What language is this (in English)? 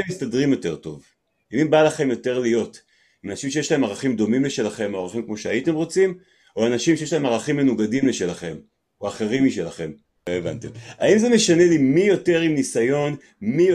Hebrew